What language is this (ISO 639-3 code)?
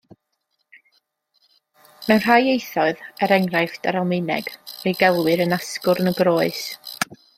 cym